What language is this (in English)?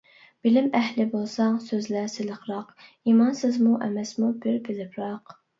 Uyghur